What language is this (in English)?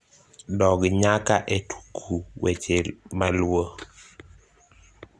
Luo (Kenya and Tanzania)